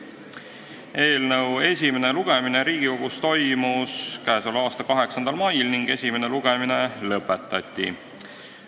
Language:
Estonian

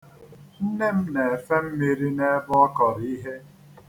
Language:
Igbo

